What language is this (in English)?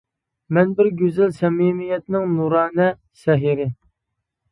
Uyghur